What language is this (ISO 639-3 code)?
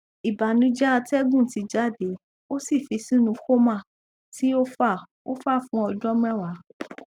yor